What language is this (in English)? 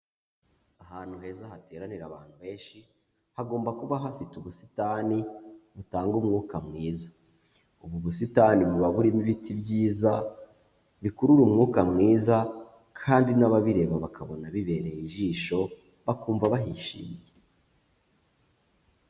Kinyarwanda